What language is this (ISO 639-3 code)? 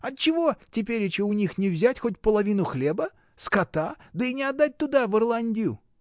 rus